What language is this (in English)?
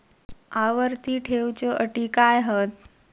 Marathi